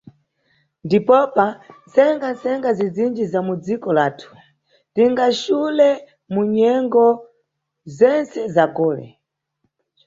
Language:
Nyungwe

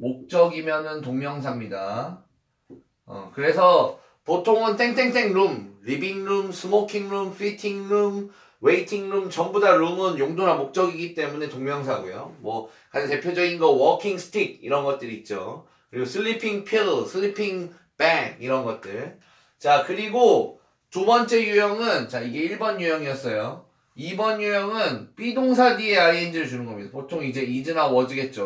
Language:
Korean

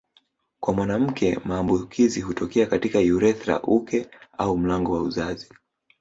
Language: Swahili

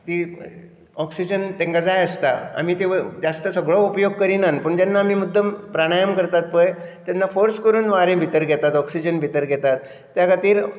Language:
Konkani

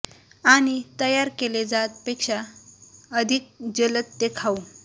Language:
Marathi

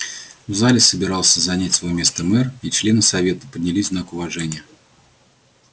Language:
Russian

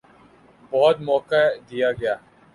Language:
Urdu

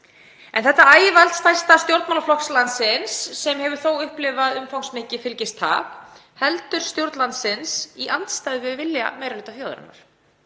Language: Icelandic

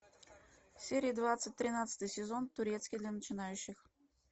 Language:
Russian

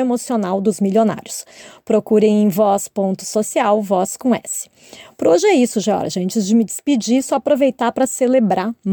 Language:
Portuguese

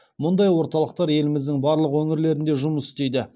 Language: Kazakh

